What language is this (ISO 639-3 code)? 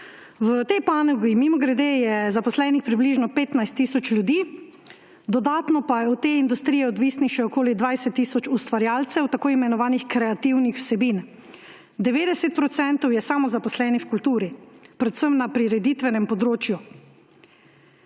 slv